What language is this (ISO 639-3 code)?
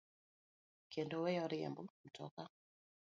luo